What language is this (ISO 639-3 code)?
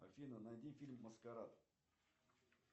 rus